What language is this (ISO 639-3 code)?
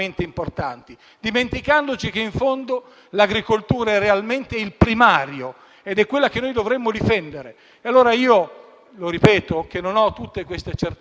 ita